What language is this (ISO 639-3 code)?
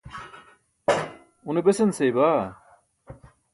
bsk